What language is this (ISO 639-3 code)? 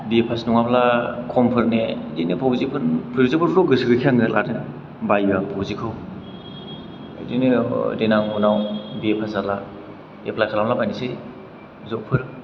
brx